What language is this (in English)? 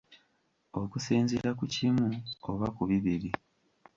Ganda